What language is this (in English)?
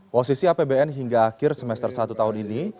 Indonesian